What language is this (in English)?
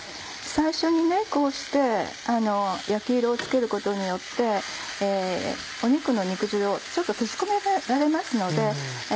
Japanese